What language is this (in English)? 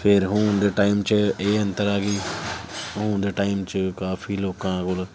Punjabi